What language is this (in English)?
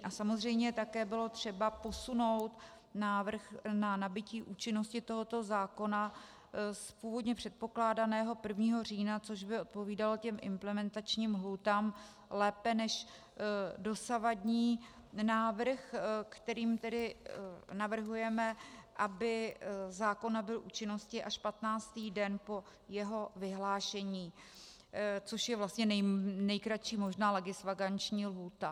Czech